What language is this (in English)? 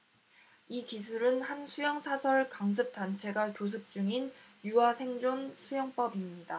Korean